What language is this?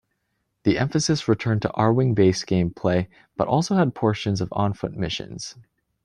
English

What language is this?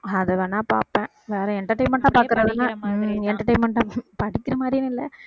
Tamil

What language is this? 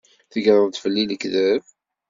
Kabyle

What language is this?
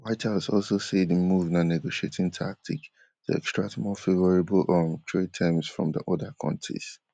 Nigerian Pidgin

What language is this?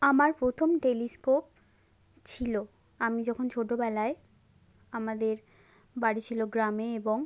Bangla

